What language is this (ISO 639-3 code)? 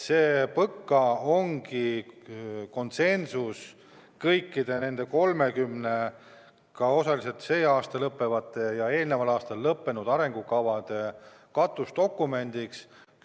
est